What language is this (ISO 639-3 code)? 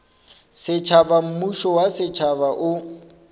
nso